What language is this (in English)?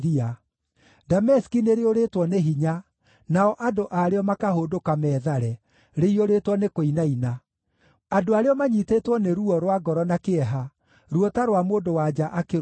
Kikuyu